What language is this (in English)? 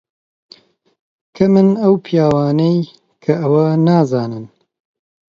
Central Kurdish